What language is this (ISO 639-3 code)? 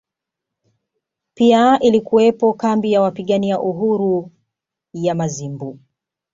swa